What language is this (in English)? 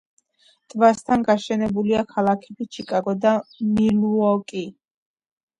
Georgian